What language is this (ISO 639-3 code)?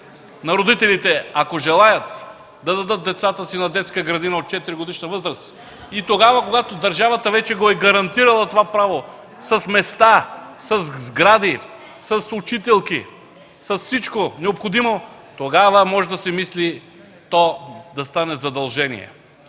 bul